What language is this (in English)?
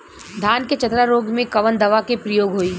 Bhojpuri